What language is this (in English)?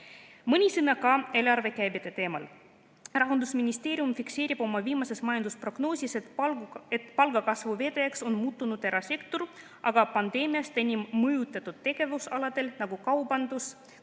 Estonian